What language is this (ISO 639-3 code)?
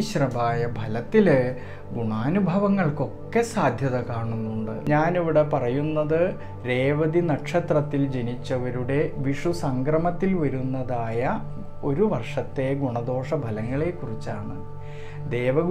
tha